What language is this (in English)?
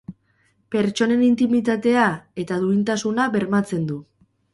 Basque